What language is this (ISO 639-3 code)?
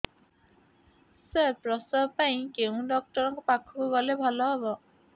ori